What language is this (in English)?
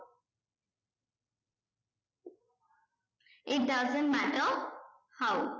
Bangla